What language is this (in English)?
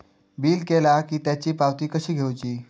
Marathi